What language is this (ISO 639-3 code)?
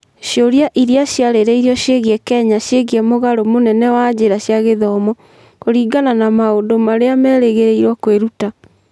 kik